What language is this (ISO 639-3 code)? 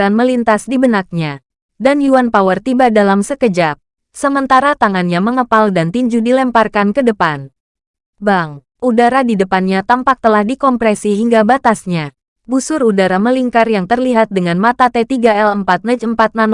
ind